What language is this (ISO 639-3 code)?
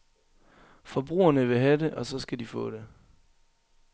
dan